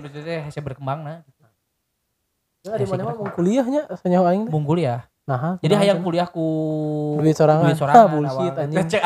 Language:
Indonesian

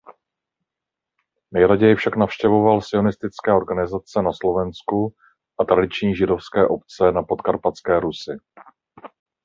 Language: Czech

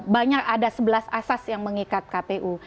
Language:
Indonesian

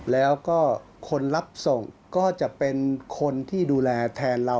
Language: Thai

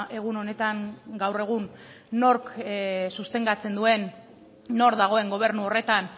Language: Basque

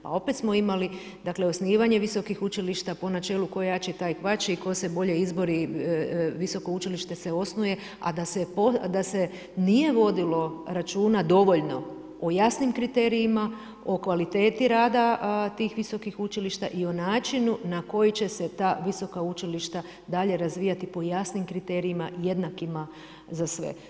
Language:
Croatian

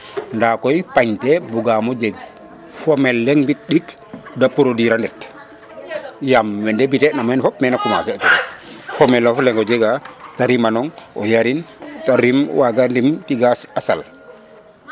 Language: Serer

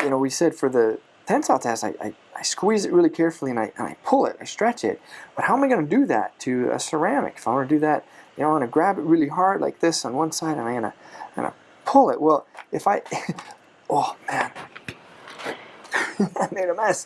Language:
English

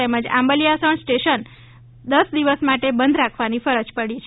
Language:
Gujarati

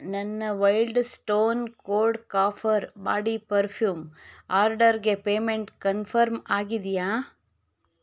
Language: Kannada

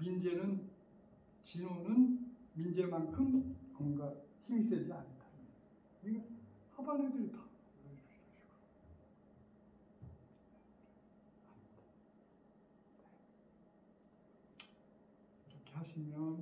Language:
Korean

